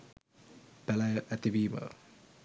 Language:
Sinhala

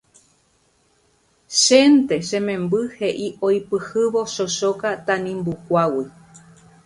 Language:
Guarani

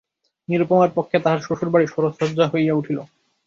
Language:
Bangla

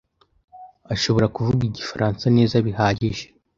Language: Kinyarwanda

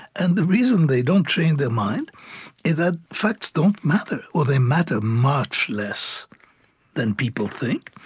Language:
English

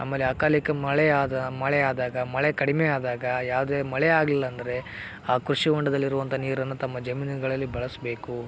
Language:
Kannada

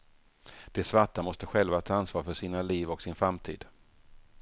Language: Swedish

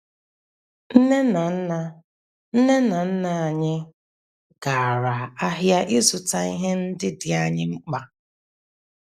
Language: Igbo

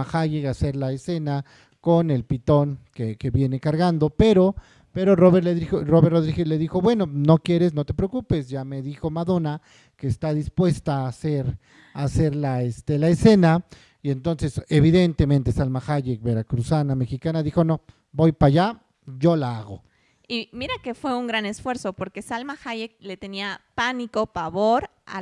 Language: Spanish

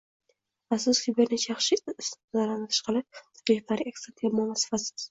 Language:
Uzbek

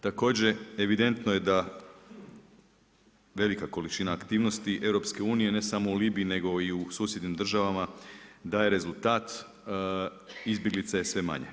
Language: Croatian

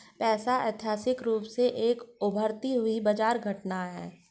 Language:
Hindi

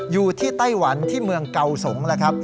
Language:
Thai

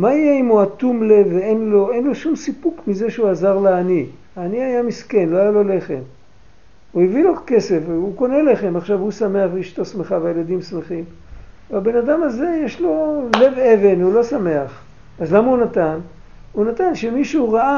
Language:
Hebrew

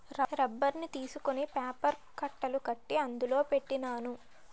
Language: Telugu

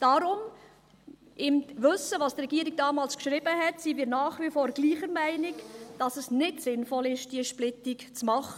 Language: Swiss German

